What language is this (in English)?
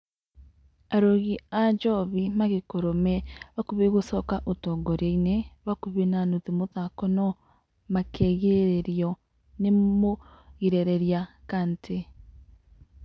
Kikuyu